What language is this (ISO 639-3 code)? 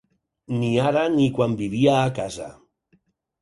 cat